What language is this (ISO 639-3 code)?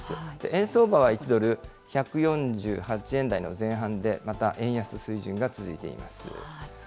jpn